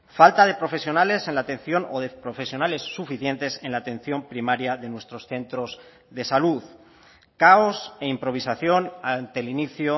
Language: Spanish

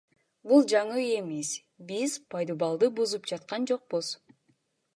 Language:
Kyrgyz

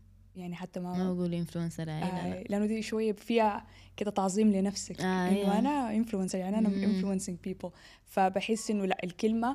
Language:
Arabic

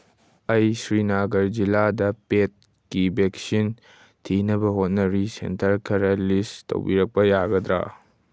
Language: Manipuri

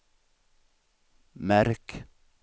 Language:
Swedish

